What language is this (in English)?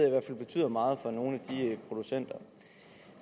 Danish